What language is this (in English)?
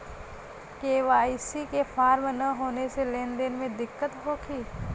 Bhojpuri